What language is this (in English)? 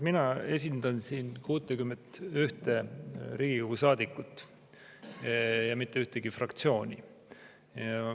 Estonian